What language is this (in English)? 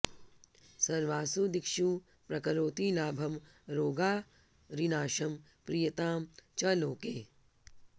Sanskrit